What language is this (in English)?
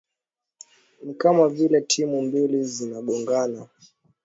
Swahili